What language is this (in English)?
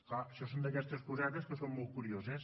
Catalan